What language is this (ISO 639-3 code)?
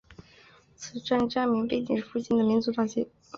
zho